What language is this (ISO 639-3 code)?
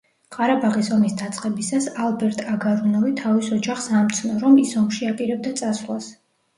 kat